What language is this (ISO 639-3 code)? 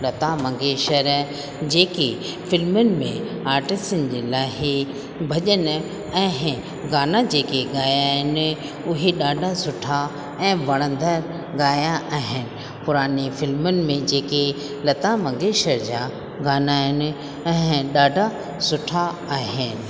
snd